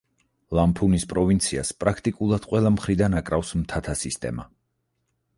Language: Georgian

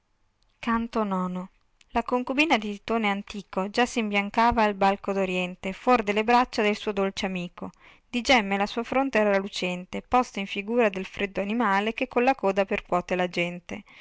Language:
Italian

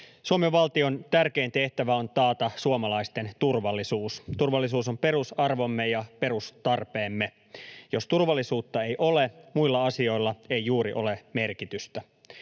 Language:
Finnish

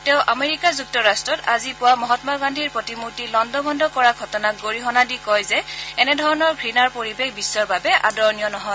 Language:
Assamese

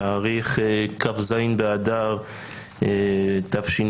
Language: Hebrew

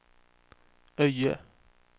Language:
Swedish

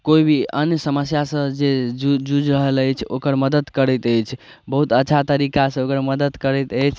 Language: Maithili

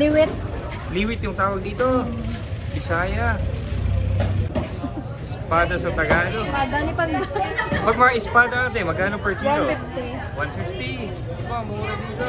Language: Filipino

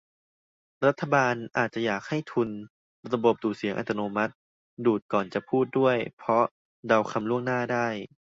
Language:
Thai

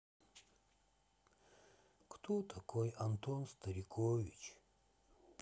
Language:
Russian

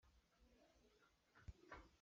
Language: Hakha Chin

